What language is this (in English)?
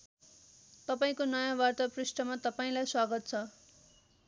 Nepali